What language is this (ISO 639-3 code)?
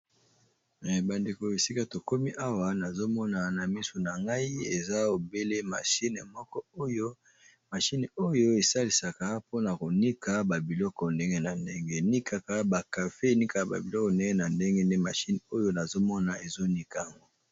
lin